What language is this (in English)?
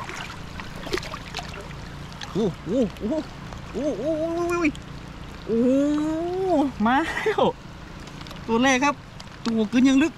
Thai